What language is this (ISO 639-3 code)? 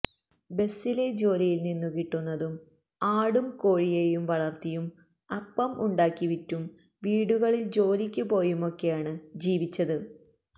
mal